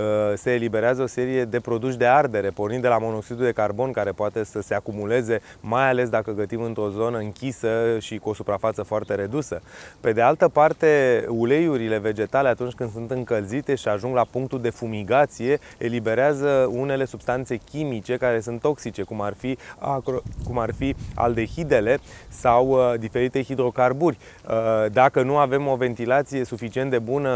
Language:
Romanian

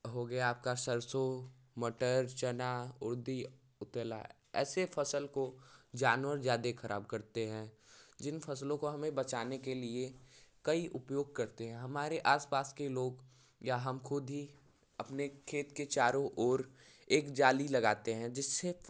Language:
Hindi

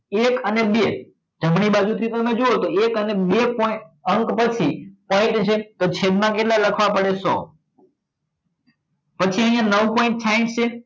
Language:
Gujarati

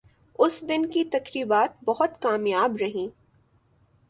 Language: Urdu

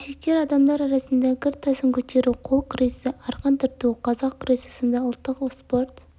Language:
Kazakh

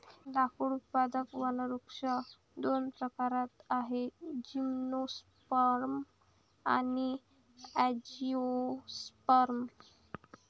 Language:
Marathi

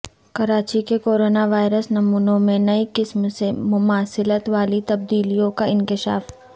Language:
Urdu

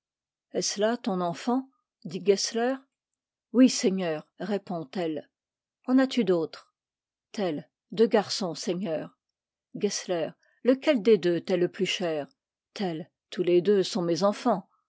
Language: French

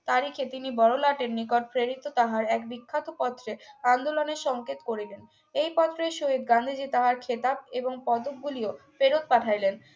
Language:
Bangla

